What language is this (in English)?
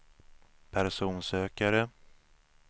Swedish